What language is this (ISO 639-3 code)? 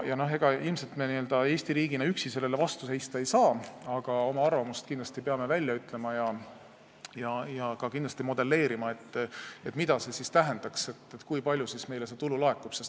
est